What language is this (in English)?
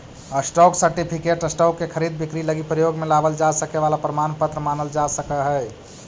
Magahi